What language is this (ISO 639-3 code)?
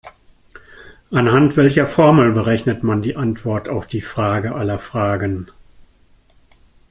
deu